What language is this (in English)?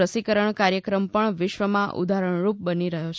Gujarati